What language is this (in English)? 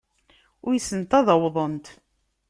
Kabyle